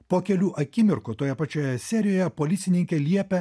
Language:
Lithuanian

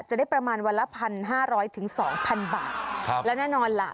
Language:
Thai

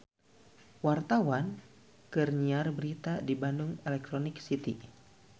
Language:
Sundanese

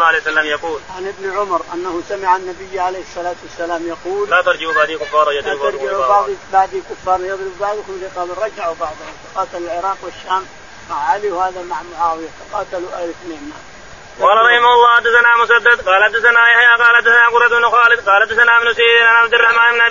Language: Arabic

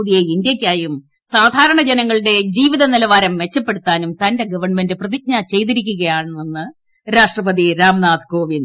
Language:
Malayalam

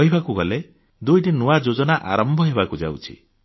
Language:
Odia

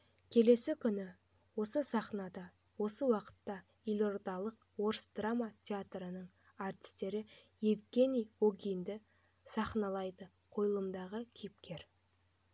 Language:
Kazakh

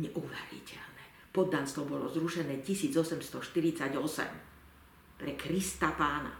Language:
Slovak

